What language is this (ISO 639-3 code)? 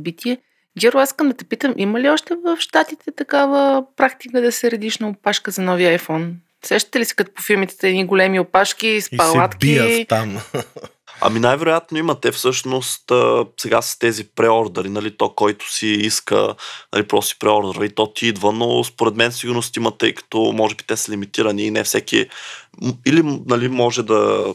bul